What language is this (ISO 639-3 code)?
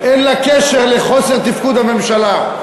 heb